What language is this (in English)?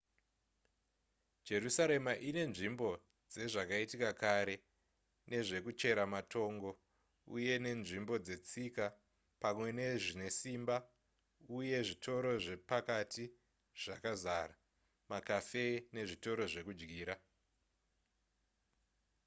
Shona